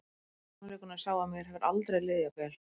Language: Icelandic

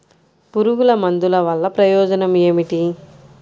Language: Telugu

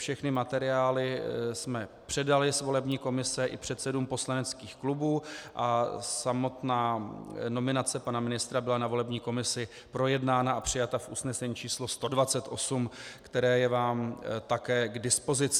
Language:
Czech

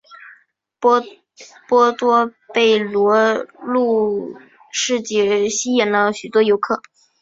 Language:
Chinese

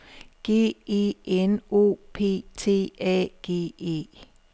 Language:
Danish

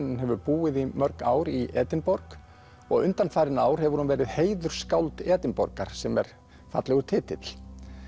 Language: Icelandic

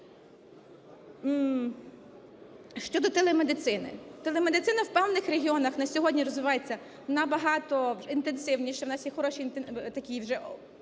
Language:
Ukrainian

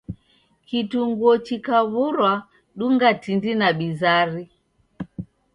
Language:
Taita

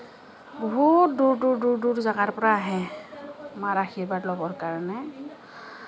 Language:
Assamese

